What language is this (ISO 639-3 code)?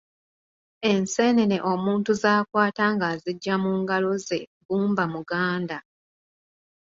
lug